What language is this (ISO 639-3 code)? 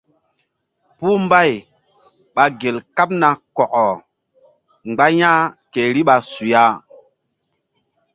mdd